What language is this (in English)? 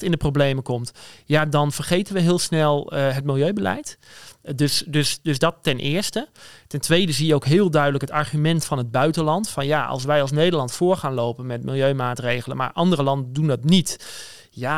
Dutch